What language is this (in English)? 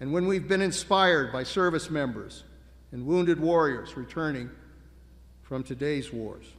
English